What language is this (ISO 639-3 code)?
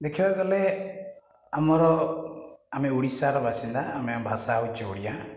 ori